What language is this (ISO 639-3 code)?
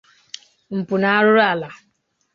ibo